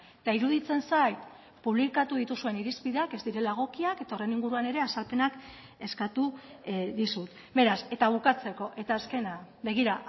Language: Basque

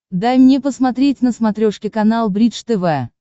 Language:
Russian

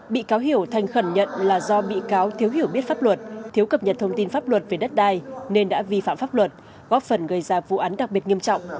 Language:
Vietnamese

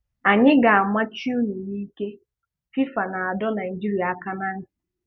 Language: Igbo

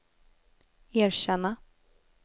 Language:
Swedish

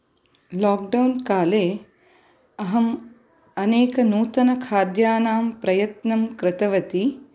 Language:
Sanskrit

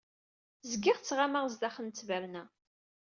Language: Kabyle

